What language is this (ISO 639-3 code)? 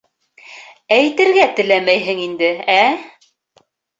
bak